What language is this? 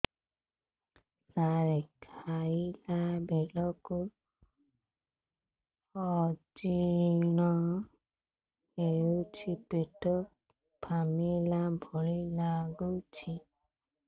Odia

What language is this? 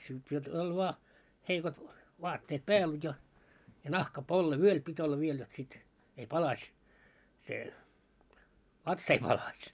Finnish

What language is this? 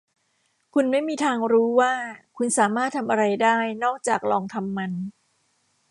Thai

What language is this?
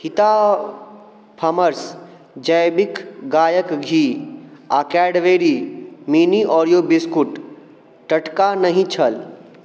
Maithili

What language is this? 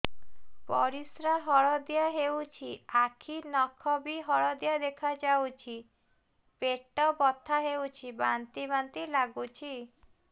Odia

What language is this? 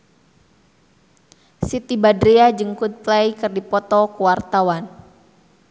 Sundanese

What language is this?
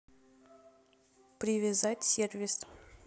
Russian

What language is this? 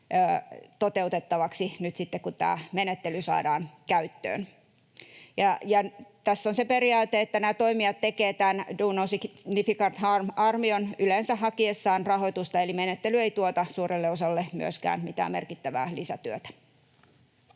Finnish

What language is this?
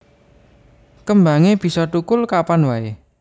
Javanese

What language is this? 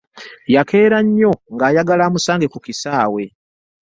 Ganda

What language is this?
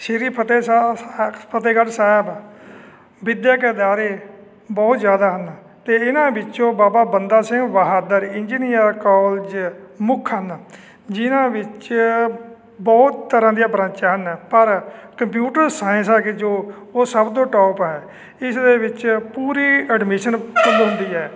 Punjabi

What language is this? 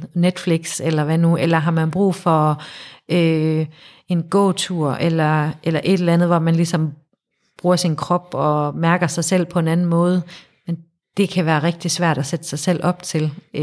Danish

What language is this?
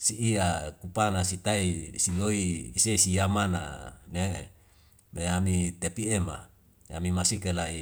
Wemale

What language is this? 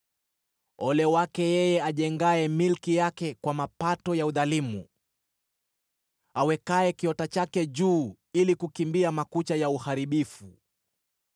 Swahili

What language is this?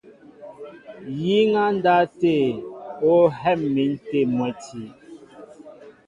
Mbo (Cameroon)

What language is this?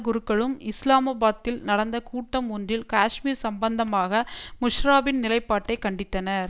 Tamil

